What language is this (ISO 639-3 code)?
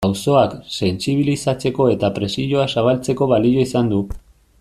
eus